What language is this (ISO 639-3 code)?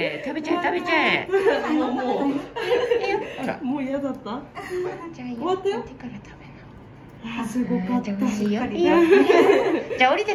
jpn